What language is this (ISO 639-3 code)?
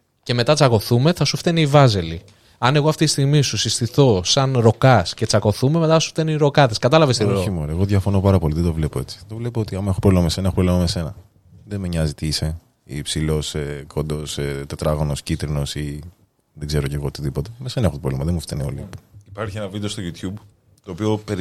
ell